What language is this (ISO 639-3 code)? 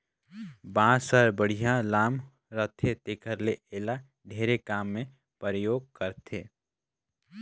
hne